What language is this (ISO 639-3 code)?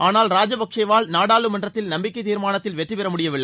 tam